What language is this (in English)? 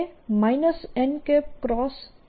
Gujarati